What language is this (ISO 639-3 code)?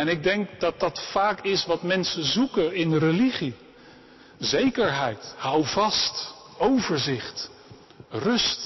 nld